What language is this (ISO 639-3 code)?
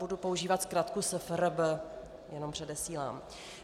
ces